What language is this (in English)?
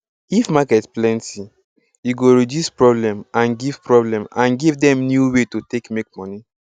Nigerian Pidgin